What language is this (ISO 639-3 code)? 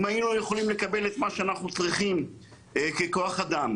heb